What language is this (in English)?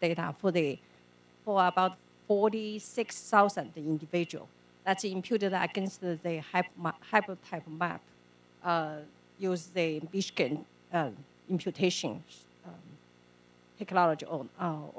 English